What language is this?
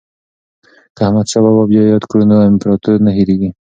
Pashto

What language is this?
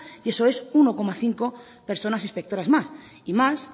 Spanish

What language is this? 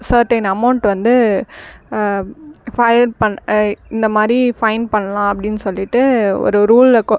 Tamil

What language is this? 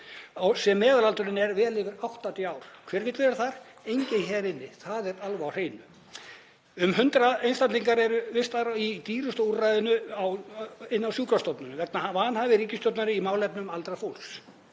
Icelandic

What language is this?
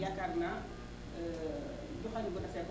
Wolof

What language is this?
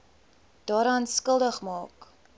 Afrikaans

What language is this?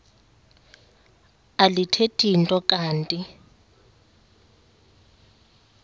Xhosa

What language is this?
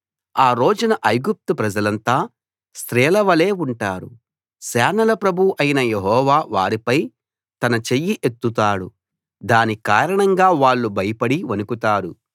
Telugu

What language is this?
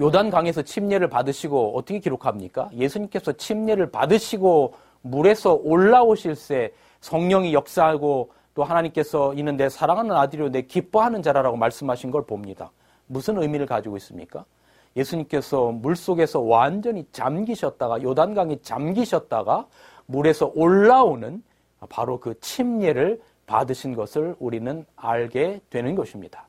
Korean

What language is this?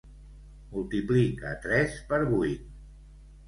Catalan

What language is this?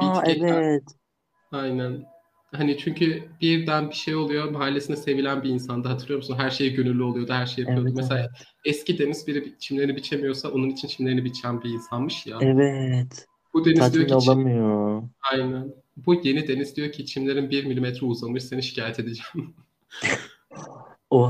Turkish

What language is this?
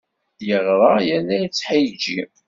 Kabyle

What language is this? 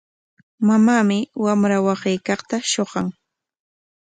Corongo Ancash Quechua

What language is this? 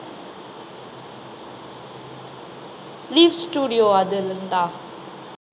Tamil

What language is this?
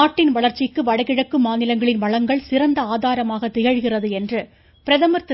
Tamil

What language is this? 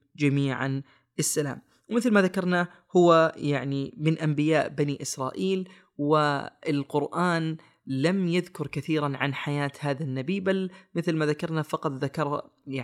Arabic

